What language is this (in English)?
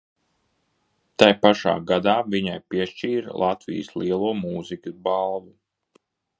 Latvian